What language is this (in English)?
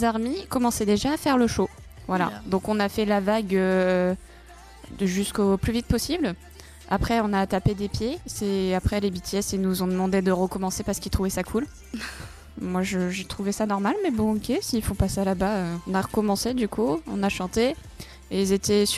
French